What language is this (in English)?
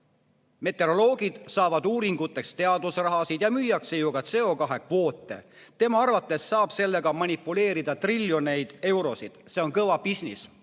Estonian